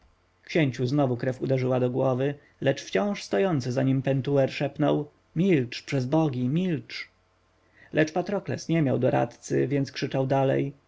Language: Polish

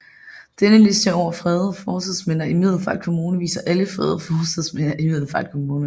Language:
Danish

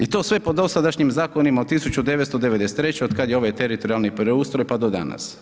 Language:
Croatian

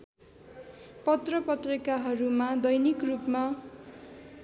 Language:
Nepali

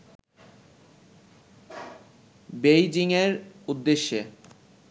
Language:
Bangla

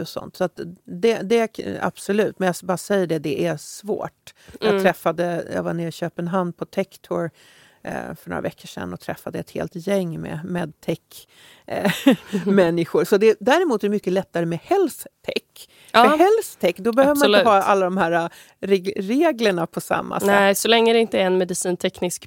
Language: Swedish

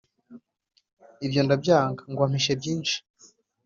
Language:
Kinyarwanda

